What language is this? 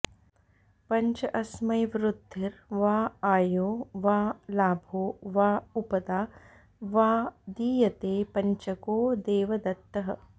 Sanskrit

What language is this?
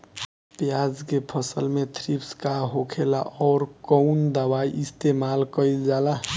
Bhojpuri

